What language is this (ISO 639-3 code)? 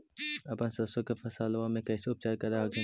mag